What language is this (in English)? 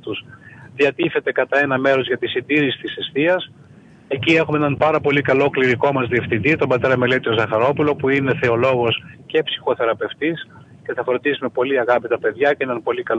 Greek